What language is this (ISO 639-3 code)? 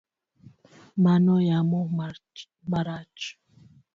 luo